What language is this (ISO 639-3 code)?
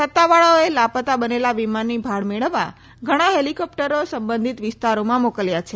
guj